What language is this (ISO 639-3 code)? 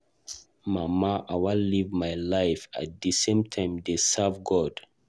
pcm